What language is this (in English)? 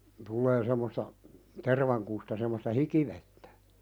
Finnish